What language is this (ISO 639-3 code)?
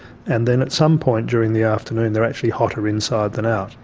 eng